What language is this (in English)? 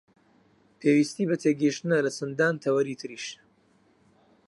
Central Kurdish